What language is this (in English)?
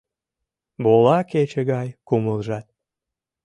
Mari